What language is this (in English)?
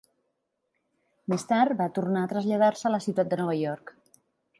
Catalan